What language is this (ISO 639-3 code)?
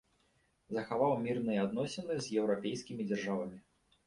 bel